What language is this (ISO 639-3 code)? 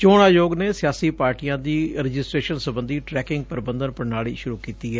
pan